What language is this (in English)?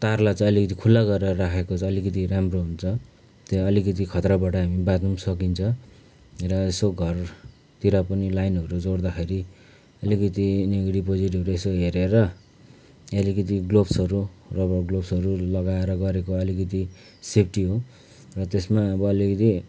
Nepali